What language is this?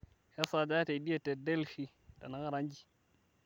Masai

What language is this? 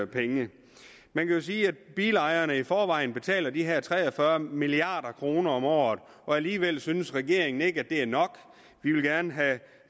Danish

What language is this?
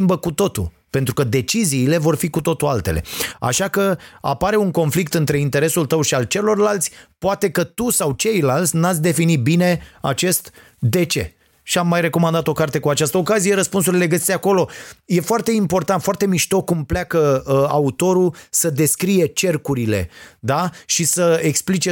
Romanian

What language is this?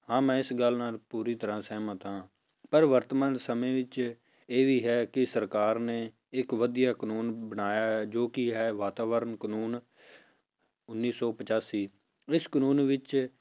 Punjabi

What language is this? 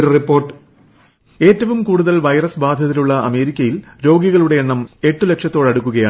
Malayalam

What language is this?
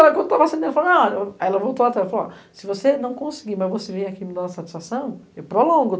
Portuguese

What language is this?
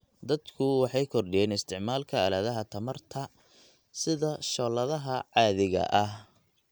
Somali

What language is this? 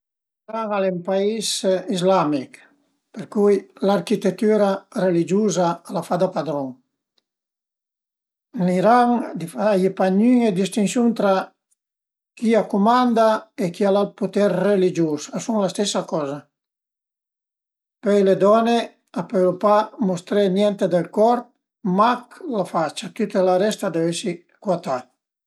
Piedmontese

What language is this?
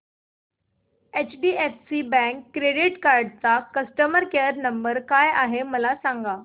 Marathi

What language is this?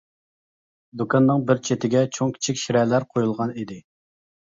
Uyghur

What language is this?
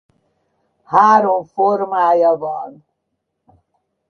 Hungarian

